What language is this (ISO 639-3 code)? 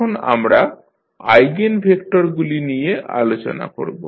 ben